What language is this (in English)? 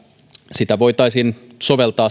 Finnish